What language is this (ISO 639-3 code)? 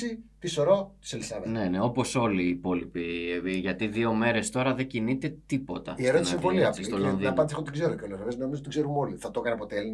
ell